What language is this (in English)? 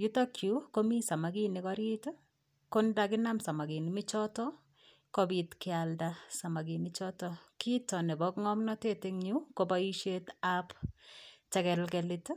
Kalenjin